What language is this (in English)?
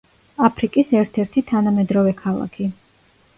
Georgian